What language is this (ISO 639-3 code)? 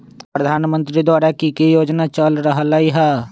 mag